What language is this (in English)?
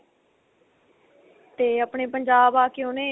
Punjabi